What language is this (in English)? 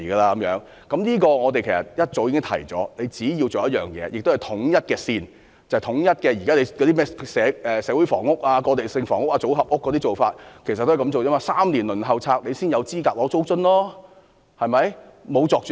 Cantonese